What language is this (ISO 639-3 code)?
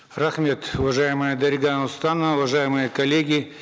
kaz